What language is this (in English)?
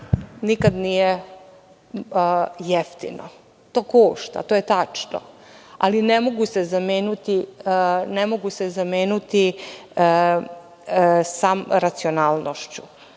Serbian